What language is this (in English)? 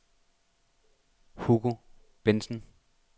Danish